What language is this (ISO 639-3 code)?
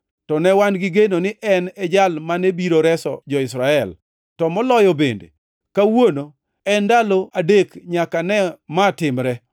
luo